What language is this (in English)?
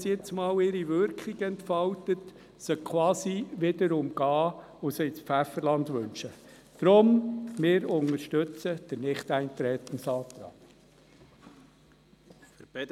Swiss German